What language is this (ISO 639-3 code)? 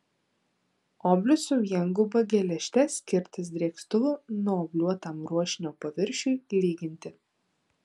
lit